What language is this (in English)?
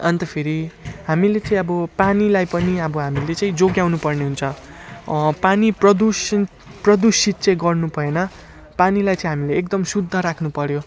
Nepali